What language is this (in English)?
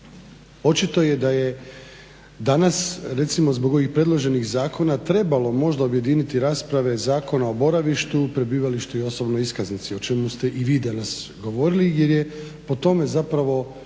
Croatian